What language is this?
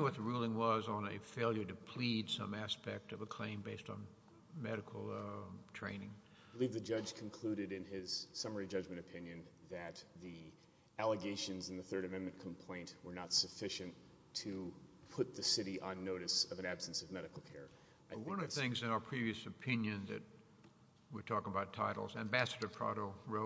English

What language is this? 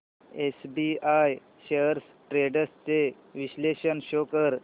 Marathi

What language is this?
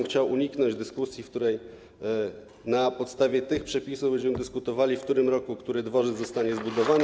Polish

